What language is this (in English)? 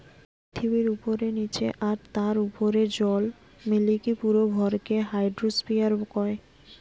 Bangla